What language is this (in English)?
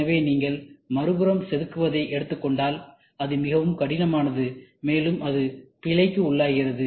Tamil